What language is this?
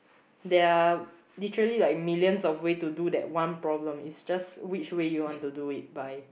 English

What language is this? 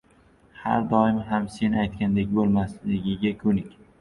Uzbek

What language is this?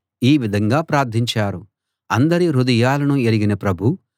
Telugu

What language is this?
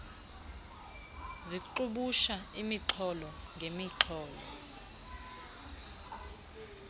Xhosa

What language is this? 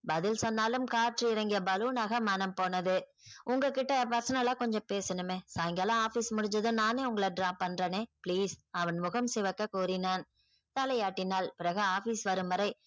Tamil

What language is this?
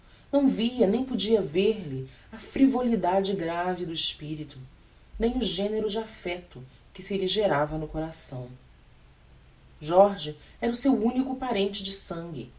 Portuguese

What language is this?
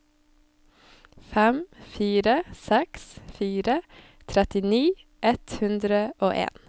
Norwegian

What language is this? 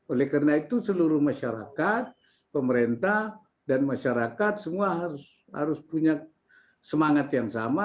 Indonesian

